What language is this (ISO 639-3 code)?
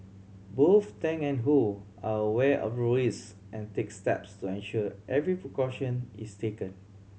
eng